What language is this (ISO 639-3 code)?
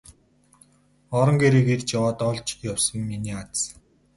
mon